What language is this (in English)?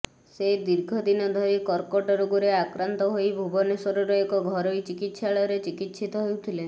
Odia